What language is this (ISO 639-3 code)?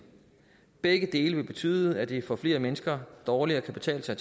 dan